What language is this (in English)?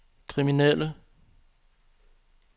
Danish